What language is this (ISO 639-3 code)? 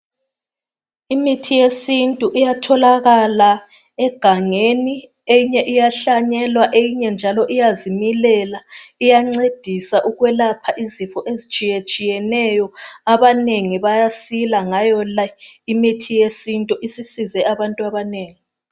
nde